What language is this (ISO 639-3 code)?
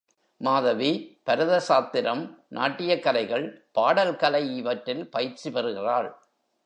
tam